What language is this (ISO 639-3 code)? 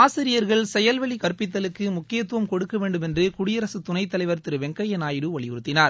tam